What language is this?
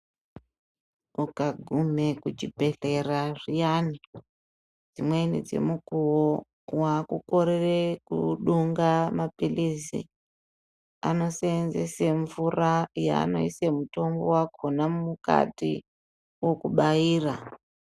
Ndau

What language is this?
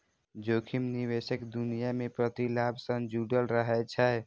Maithili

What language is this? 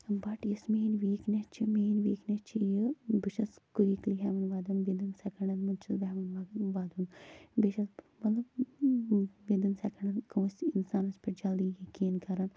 Kashmiri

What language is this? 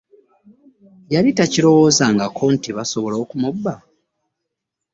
Ganda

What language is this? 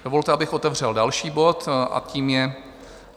Czech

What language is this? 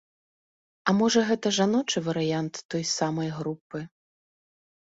Belarusian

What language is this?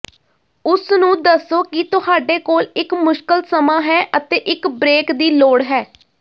Punjabi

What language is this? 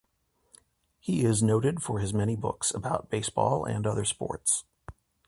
English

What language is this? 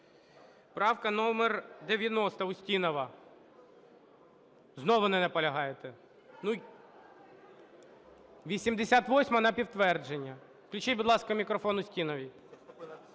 Ukrainian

